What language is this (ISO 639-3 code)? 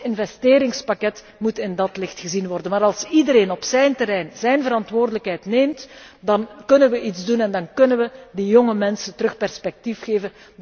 nld